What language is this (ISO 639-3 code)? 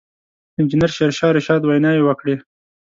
pus